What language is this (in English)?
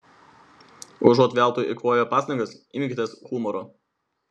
Lithuanian